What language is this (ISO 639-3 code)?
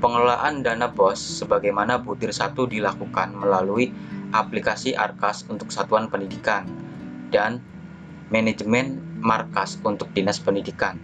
ind